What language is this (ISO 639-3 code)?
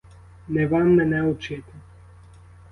ukr